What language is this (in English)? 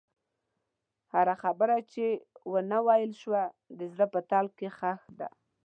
Pashto